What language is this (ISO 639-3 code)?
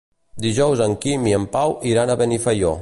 cat